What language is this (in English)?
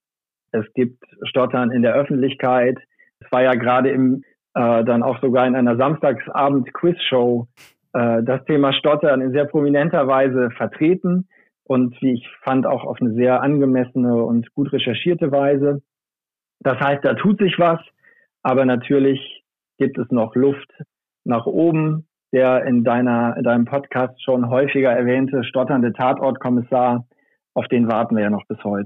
German